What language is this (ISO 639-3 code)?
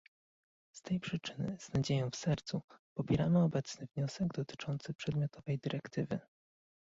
pol